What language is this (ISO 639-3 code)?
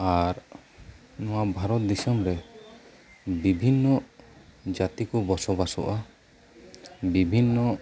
sat